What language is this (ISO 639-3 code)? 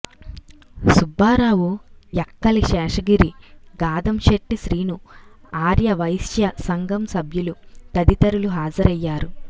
tel